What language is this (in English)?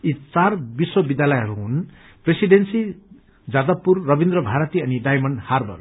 Nepali